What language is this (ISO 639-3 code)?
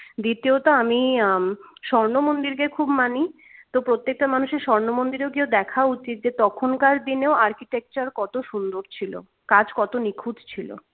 ben